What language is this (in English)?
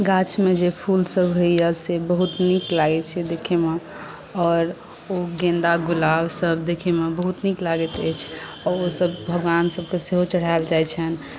Maithili